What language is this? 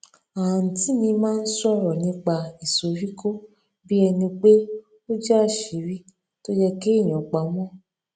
Yoruba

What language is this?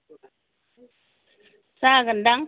Bodo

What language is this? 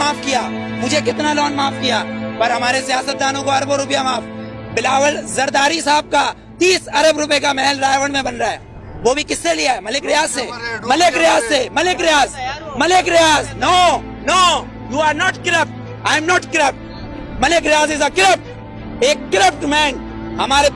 Urdu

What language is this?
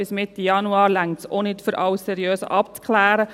Swiss German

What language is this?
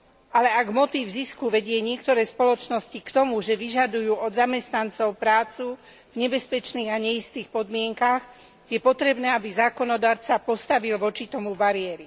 Slovak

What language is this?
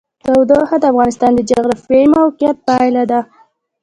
Pashto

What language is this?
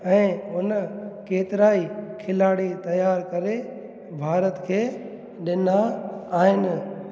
Sindhi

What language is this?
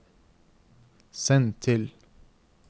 Norwegian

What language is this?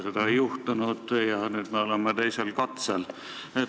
Estonian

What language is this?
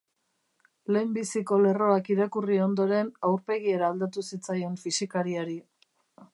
Basque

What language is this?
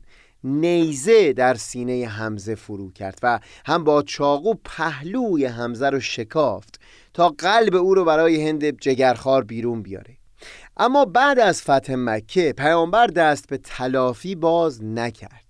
Persian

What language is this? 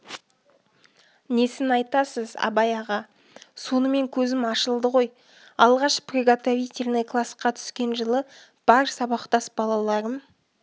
Kazakh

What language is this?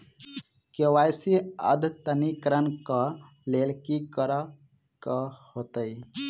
Maithili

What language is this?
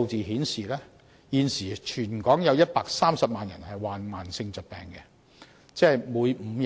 Cantonese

